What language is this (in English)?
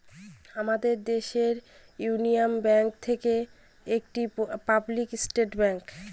Bangla